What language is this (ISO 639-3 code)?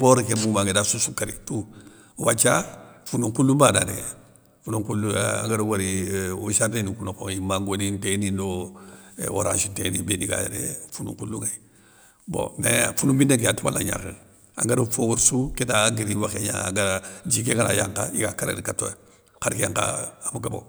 snk